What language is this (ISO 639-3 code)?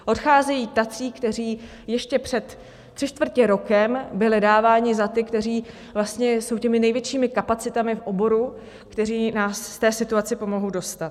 ces